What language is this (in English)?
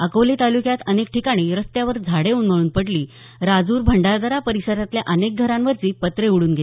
Marathi